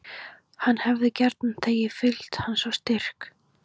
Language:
Icelandic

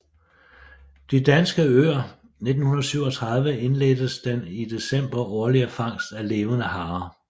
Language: Danish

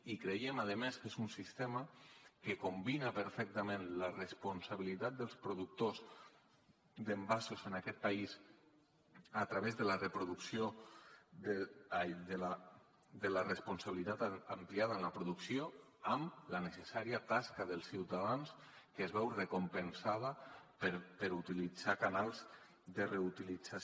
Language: Catalan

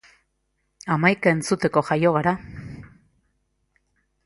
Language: Basque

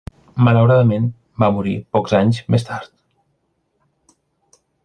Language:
Catalan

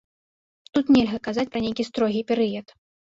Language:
Belarusian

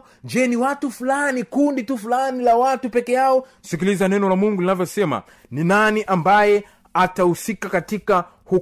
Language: Swahili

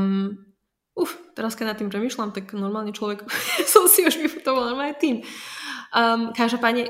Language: Slovak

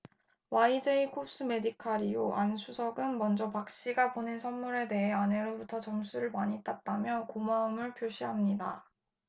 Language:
Korean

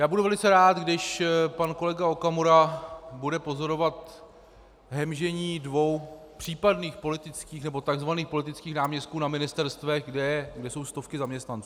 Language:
Czech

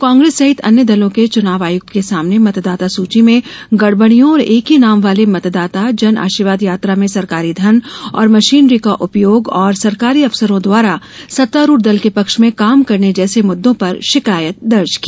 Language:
Hindi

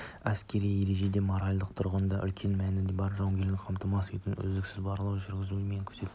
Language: Kazakh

